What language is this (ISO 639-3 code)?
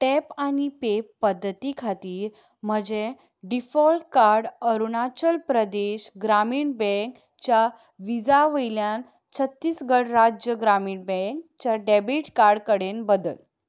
kok